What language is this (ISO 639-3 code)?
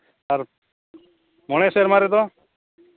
sat